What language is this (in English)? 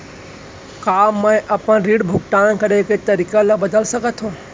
Chhattisgarhi